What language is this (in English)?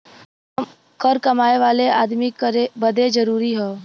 Bhojpuri